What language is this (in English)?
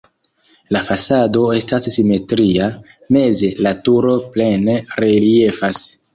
Esperanto